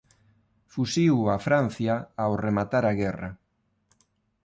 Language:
Galician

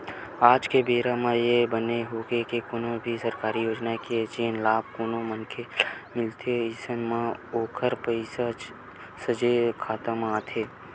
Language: Chhattisgarhi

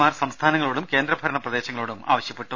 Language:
Malayalam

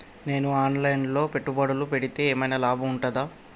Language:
Telugu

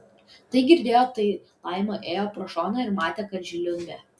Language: Lithuanian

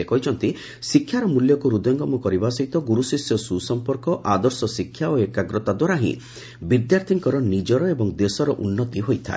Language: Odia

